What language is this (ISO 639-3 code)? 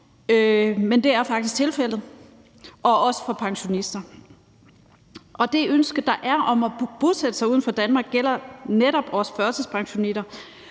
dan